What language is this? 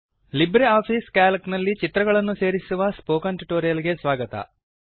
Kannada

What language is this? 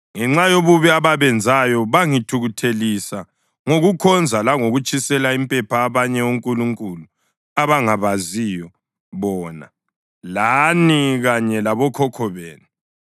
North Ndebele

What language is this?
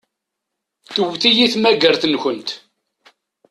Kabyle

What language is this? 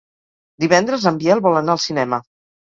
Catalan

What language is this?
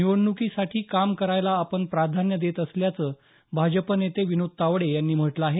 Marathi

